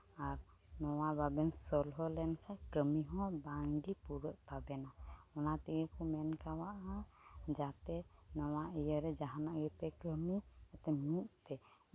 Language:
Santali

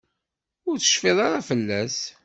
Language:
Kabyle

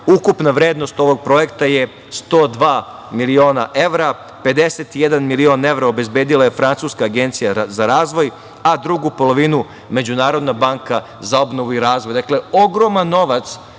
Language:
Serbian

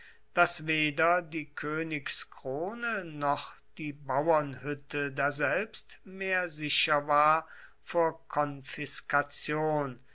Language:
German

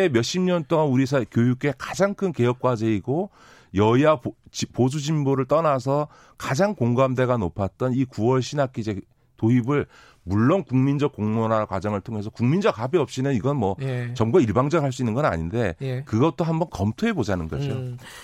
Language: Korean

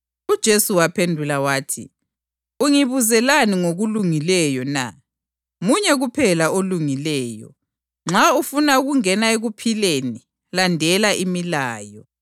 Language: North Ndebele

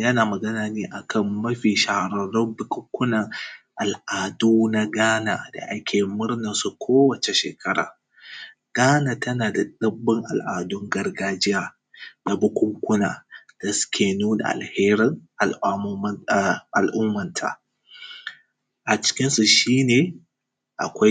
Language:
Hausa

